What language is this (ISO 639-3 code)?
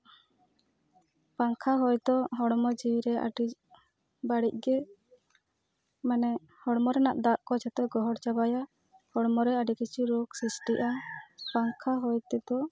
sat